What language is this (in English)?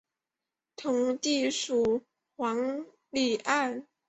Chinese